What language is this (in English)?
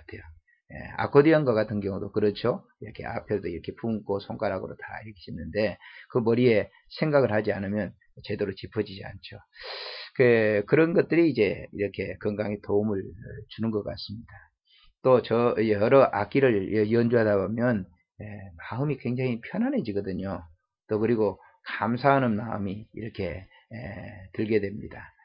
Korean